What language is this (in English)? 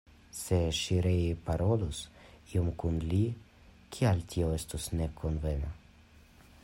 Esperanto